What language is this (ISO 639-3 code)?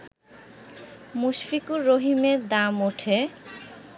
ben